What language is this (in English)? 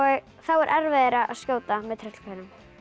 Icelandic